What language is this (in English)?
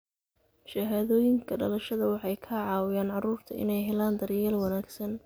Somali